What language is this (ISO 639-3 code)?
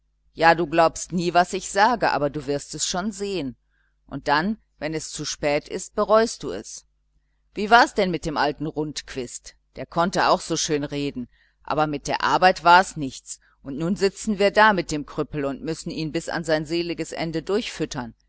deu